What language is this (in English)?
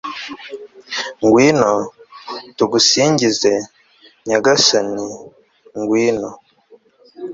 Kinyarwanda